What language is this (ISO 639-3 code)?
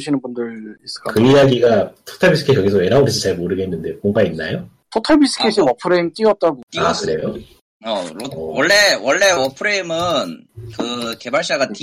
kor